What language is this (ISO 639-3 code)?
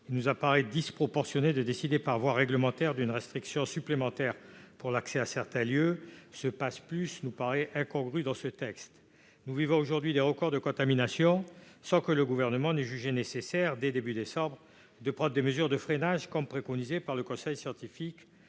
fra